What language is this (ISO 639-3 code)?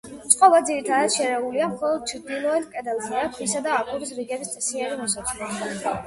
kat